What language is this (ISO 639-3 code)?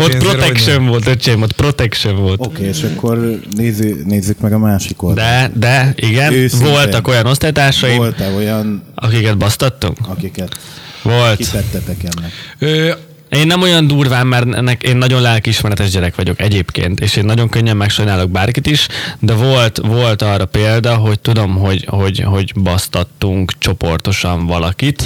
hun